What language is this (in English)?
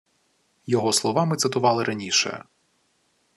Ukrainian